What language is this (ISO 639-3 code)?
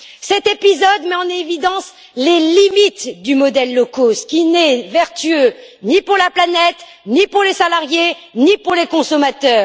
fra